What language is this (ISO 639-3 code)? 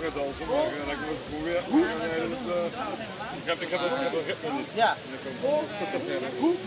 nld